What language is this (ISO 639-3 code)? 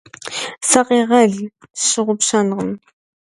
kbd